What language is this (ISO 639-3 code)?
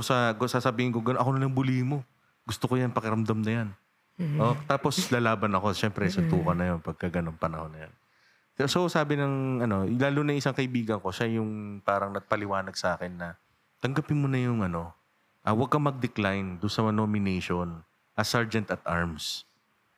fil